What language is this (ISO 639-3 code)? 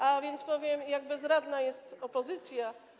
pol